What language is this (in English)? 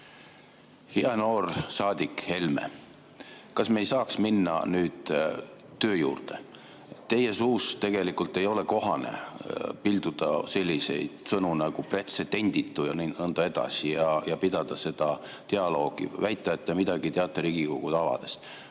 Estonian